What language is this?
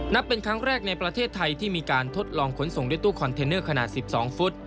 Thai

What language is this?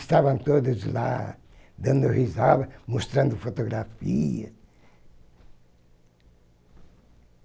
Portuguese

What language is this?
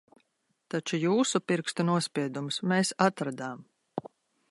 Latvian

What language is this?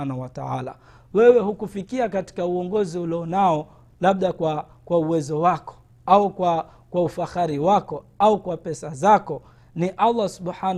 Swahili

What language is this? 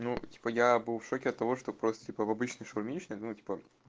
Russian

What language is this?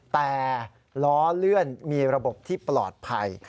Thai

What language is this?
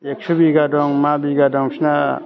Bodo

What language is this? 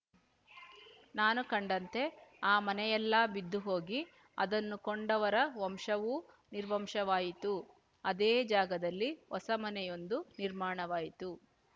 Kannada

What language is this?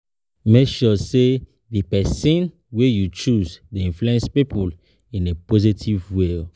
Nigerian Pidgin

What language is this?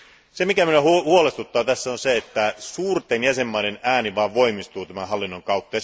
Finnish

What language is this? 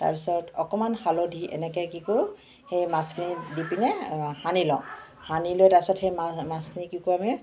Assamese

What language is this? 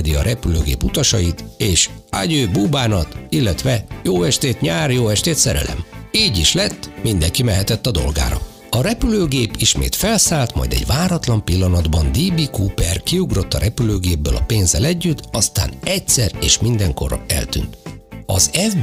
Hungarian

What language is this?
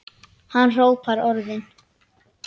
Icelandic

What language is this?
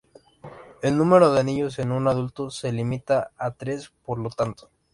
Spanish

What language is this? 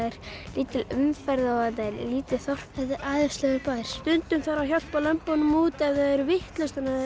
Icelandic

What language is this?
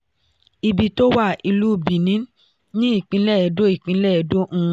Yoruba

